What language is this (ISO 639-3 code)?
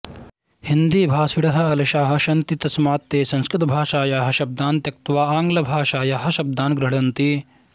san